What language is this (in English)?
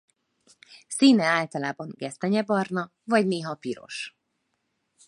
Hungarian